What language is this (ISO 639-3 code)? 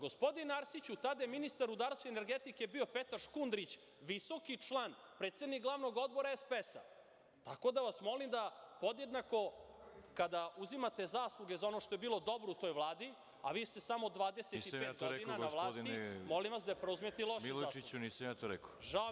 srp